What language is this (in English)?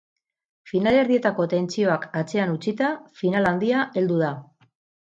Basque